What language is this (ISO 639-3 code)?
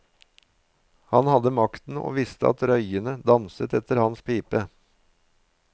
nor